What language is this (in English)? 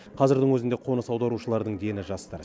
Kazakh